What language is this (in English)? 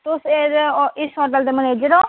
Dogri